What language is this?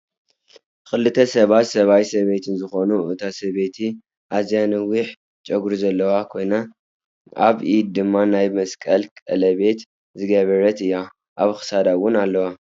Tigrinya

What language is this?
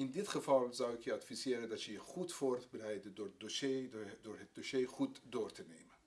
Dutch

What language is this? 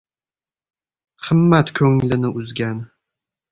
Uzbek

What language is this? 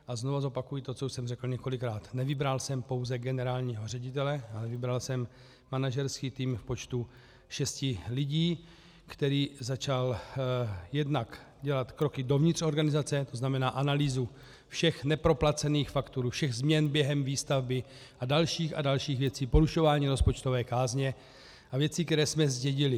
Czech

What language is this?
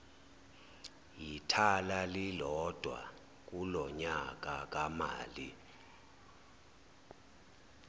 Zulu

